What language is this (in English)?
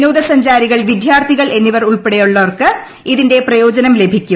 Malayalam